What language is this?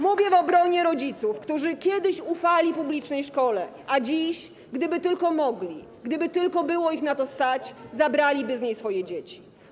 Polish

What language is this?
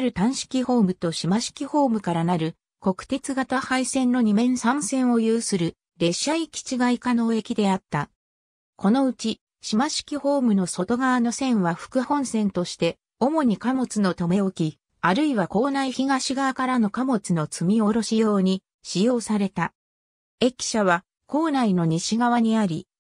Japanese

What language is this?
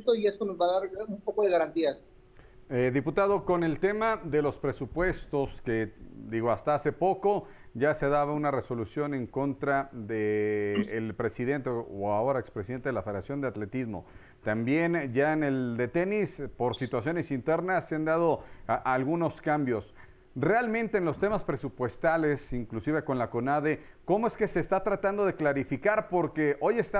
Spanish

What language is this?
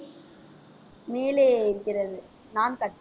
Tamil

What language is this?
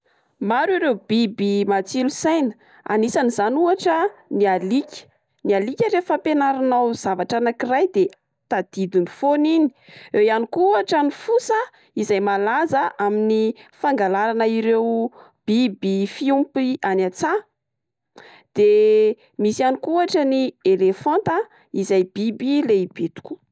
Malagasy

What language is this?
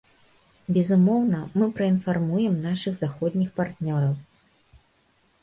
Belarusian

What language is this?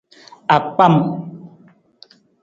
Nawdm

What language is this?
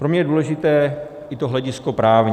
Czech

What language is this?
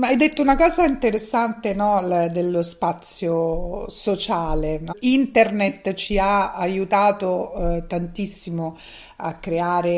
Italian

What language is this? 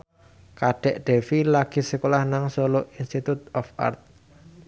Javanese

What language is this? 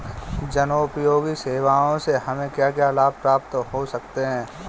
Hindi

